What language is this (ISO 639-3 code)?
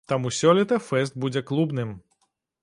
bel